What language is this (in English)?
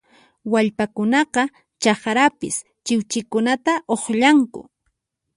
Puno Quechua